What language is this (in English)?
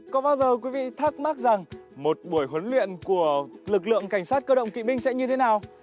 Vietnamese